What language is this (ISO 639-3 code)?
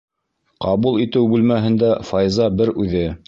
bak